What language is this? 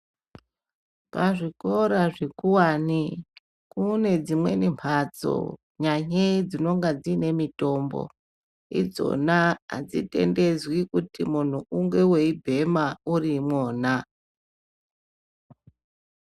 Ndau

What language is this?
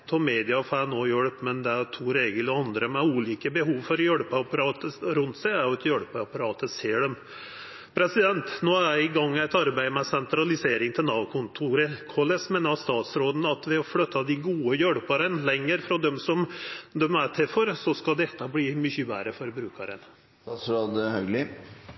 Norwegian Nynorsk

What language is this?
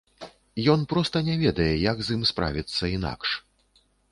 Belarusian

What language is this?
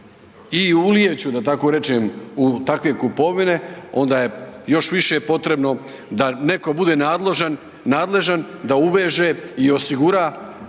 Croatian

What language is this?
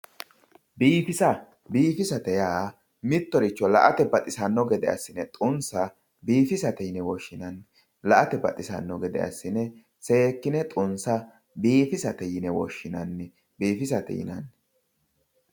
Sidamo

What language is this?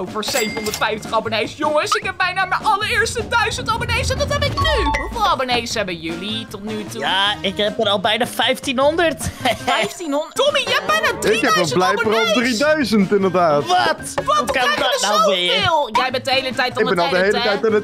Dutch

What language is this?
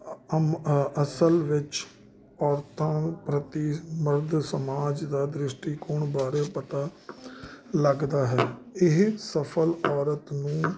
Punjabi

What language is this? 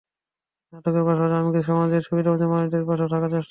Bangla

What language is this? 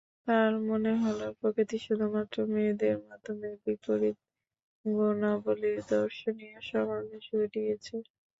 Bangla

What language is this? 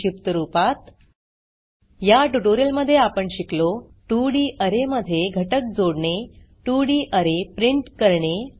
Marathi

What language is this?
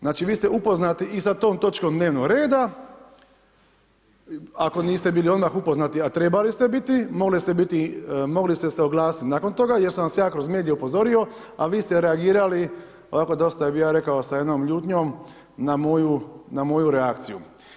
Croatian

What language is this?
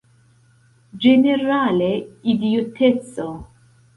Esperanto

